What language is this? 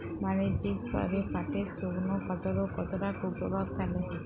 Bangla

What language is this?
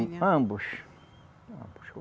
Portuguese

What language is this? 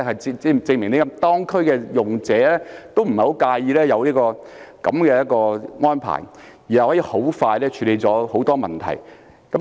Cantonese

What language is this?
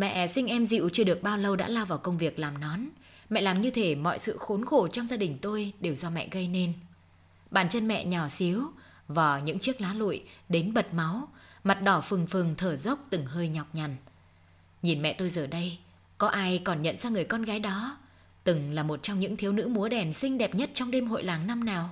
Vietnamese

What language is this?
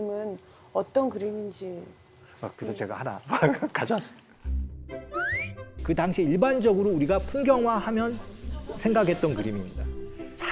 Korean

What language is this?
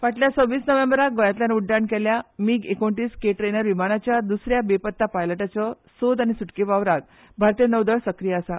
Konkani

